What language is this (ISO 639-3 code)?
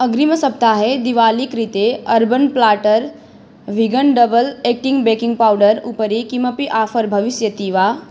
san